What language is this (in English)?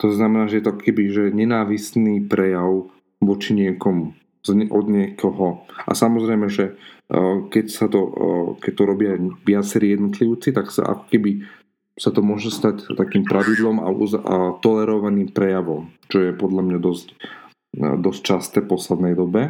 Slovak